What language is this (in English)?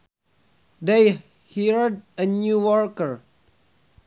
Sundanese